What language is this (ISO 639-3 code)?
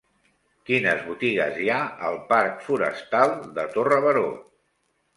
cat